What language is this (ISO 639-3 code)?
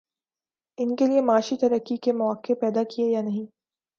urd